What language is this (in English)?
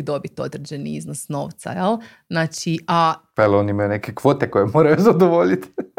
Croatian